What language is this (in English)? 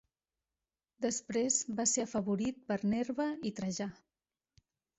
Catalan